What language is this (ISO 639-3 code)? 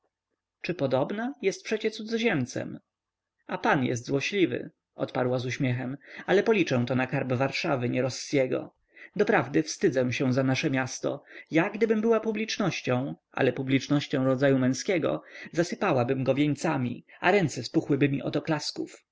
pol